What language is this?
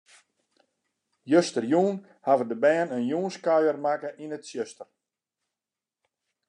Western Frisian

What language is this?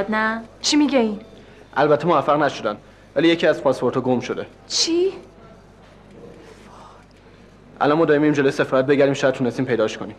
Persian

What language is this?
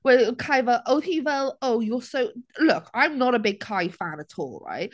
Welsh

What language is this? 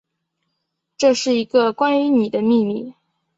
Chinese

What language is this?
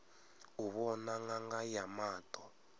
Venda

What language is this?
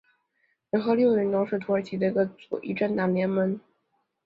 Chinese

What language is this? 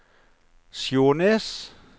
Norwegian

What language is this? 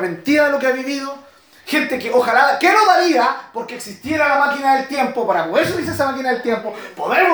Spanish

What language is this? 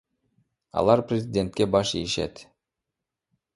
Kyrgyz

